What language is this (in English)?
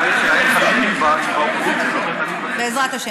Hebrew